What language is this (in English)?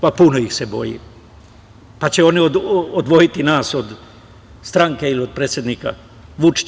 Serbian